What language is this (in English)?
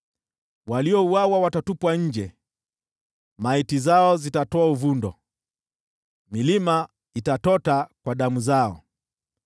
Swahili